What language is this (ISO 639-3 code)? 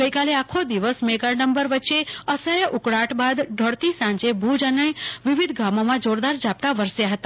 guj